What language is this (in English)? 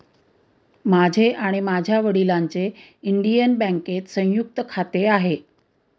Marathi